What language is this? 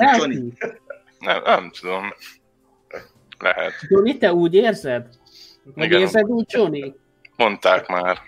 Hungarian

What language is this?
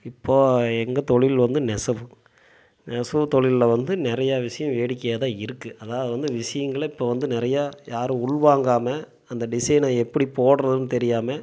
Tamil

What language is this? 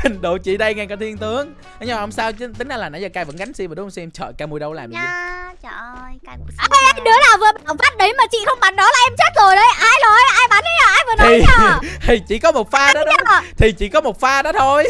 Vietnamese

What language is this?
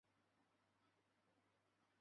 Chinese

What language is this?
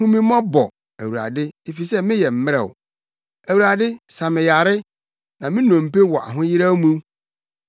Akan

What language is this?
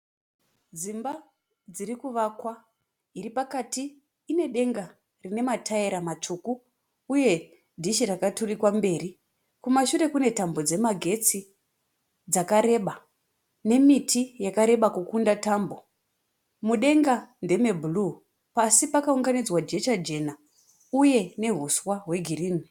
Shona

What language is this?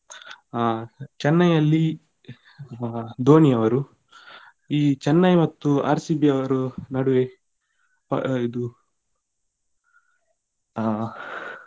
Kannada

